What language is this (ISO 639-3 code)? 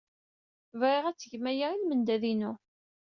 kab